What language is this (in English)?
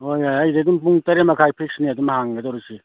Manipuri